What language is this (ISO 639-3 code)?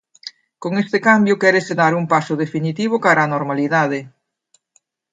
glg